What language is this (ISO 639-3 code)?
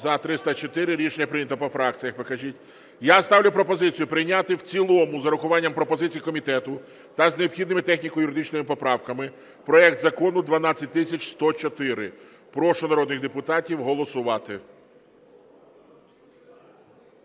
ukr